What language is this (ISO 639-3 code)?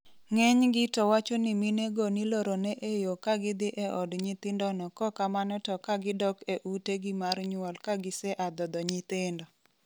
luo